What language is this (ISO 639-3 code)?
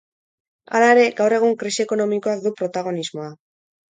eus